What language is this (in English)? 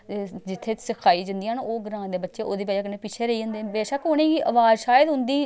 Dogri